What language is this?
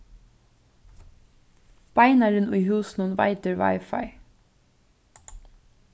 Faroese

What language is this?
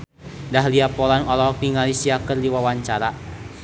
Sundanese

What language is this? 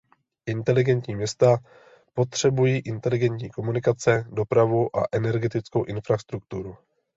Czech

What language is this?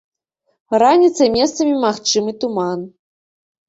Belarusian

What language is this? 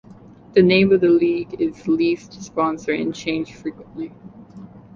English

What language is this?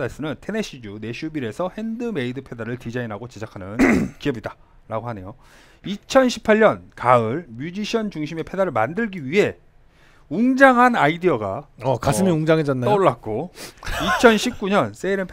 Korean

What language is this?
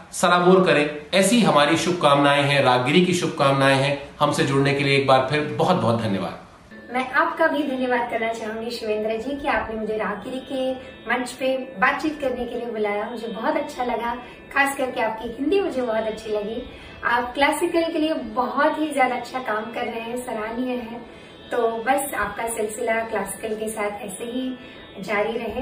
Hindi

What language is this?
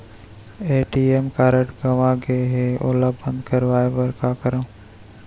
Chhattisgarhi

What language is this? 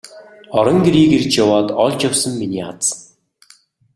Mongolian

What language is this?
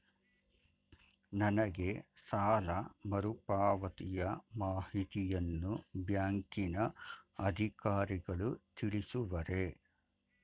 Kannada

